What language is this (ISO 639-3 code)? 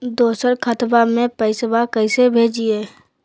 mag